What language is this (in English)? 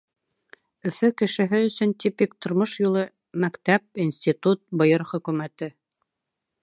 Bashkir